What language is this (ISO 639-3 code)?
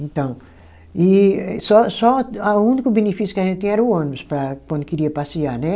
por